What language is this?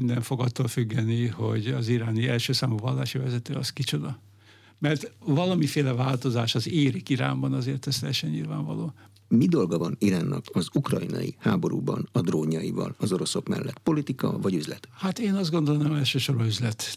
Hungarian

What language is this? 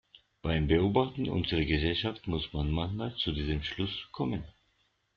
German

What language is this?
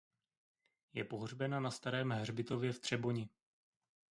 Czech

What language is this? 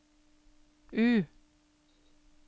Norwegian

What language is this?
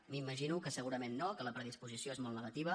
Catalan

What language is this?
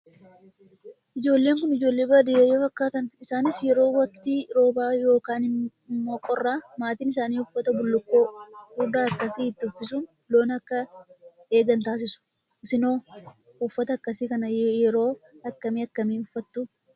Oromo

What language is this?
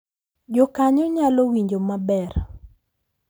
Luo (Kenya and Tanzania)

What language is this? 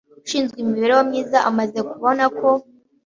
Kinyarwanda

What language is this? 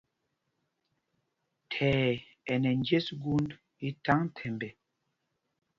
Mpumpong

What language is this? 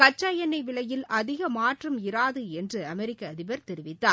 Tamil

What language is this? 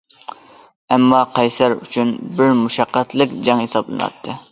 Uyghur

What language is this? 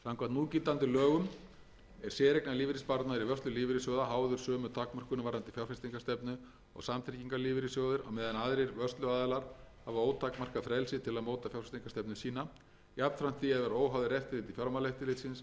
Icelandic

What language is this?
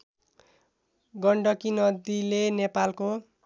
Nepali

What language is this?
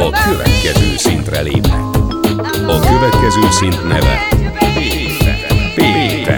Hungarian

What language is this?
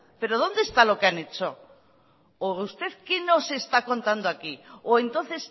Spanish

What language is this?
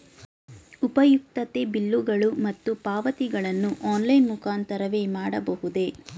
Kannada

